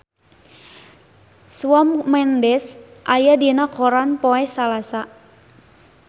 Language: Sundanese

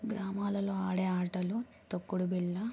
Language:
Telugu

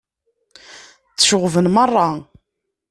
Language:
Kabyle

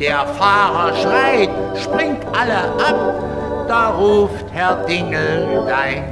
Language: German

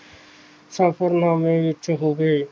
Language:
Punjabi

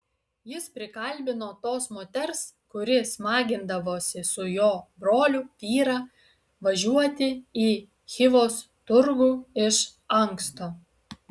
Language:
Lithuanian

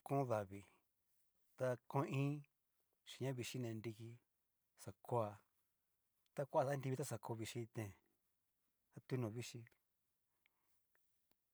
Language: Cacaloxtepec Mixtec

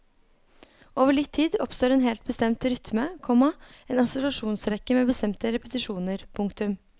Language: Norwegian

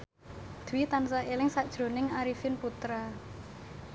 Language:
Javanese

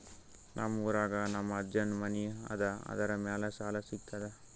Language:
Kannada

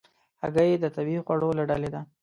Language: Pashto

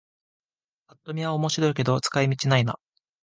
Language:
Japanese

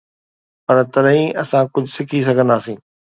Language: Sindhi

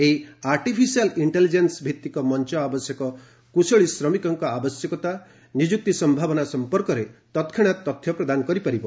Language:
Odia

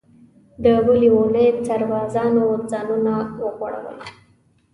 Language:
Pashto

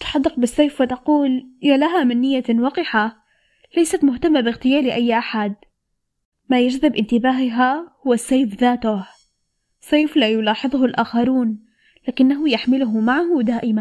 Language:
Arabic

